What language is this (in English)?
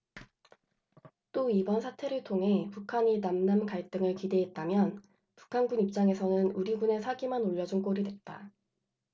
Korean